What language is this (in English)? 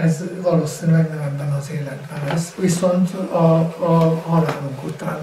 Hungarian